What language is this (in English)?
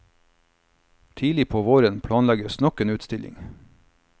Norwegian